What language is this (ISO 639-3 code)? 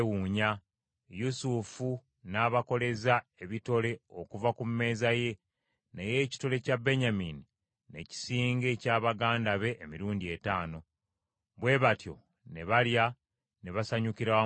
lug